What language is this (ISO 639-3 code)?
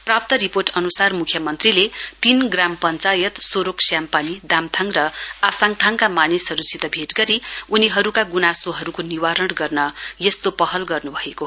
nep